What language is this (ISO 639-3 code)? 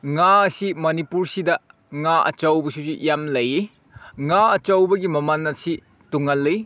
mni